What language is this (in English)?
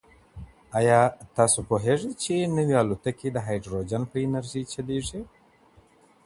Pashto